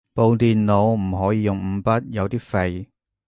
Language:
Cantonese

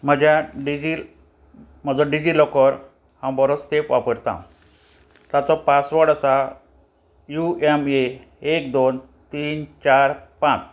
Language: Konkani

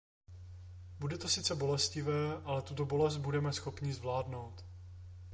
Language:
Czech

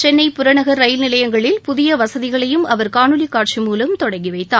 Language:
Tamil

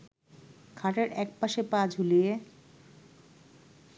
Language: Bangla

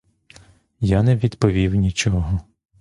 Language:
Ukrainian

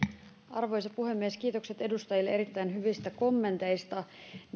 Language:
Finnish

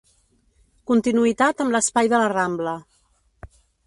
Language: Catalan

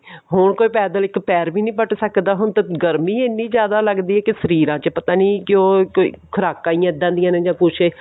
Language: Punjabi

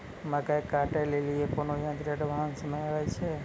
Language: Maithili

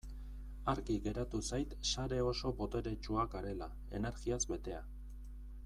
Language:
Basque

